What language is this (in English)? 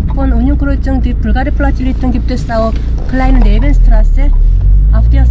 Korean